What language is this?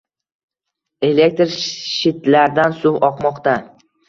Uzbek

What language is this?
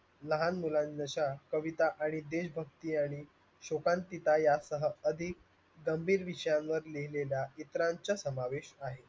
Marathi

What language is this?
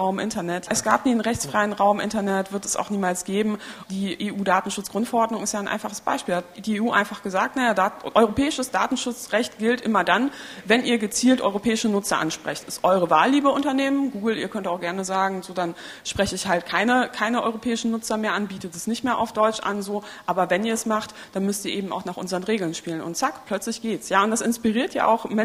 German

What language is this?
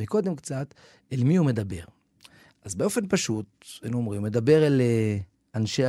Hebrew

